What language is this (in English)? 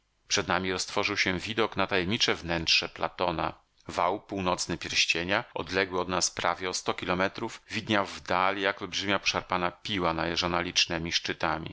Polish